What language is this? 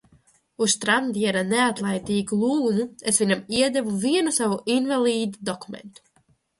Latvian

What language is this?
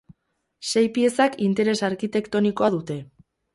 Basque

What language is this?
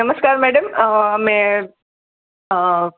Gujarati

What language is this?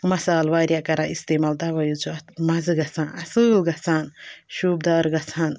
Kashmiri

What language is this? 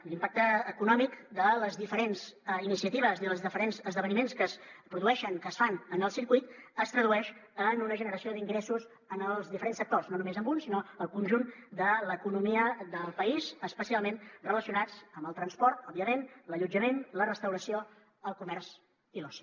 Catalan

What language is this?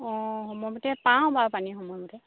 Assamese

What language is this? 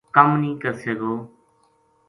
Gujari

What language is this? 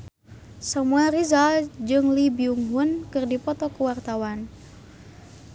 Sundanese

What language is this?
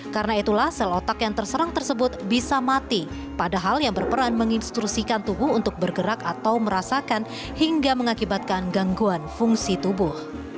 Indonesian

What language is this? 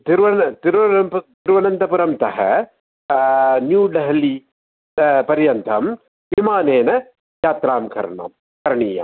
Sanskrit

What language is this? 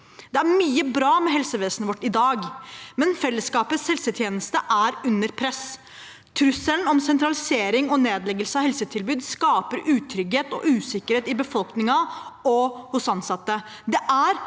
Norwegian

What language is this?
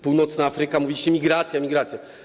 Polish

